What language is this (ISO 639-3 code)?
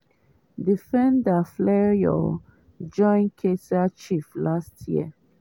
pcm